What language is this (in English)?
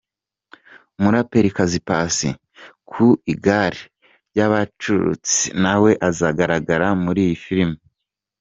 Kinyarwanda